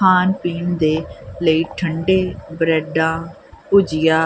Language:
Punjabi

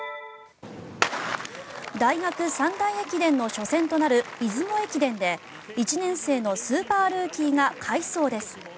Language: Japanese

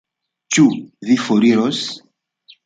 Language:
Esperanto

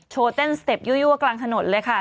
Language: Thai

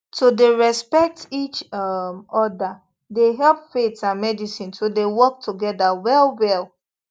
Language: Nigerian Pidgin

